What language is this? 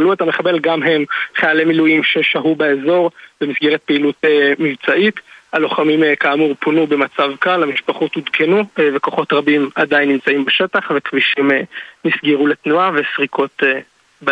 Hebrew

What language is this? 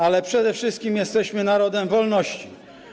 Polish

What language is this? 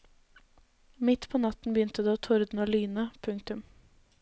Norwegian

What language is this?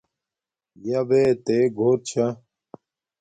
Domaaki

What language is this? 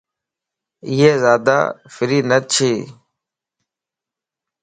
Lasi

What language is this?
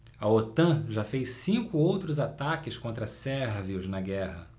Portuguese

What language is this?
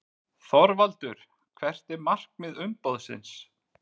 Icelandic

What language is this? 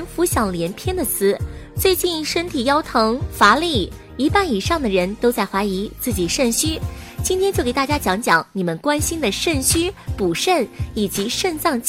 Chinese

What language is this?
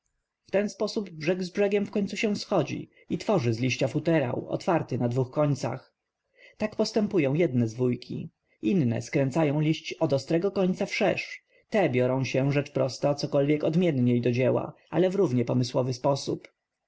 Polish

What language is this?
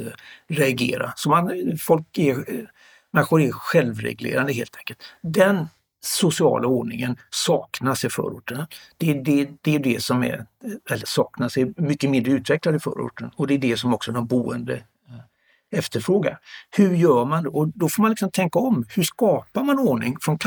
Swedish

